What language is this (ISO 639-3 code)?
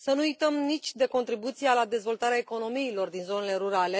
ron